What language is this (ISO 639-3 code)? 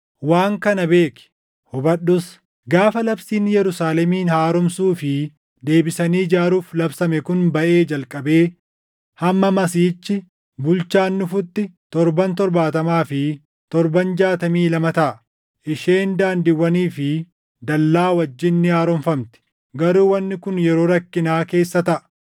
orm